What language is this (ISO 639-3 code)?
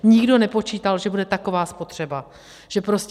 ces